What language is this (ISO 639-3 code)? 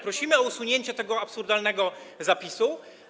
pol